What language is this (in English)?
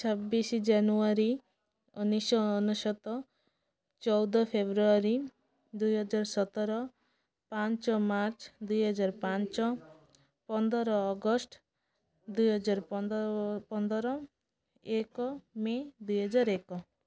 Odia